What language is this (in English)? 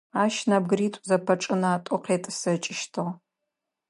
Adyghe